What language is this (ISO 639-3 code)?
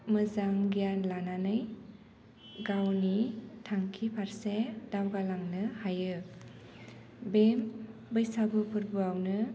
brx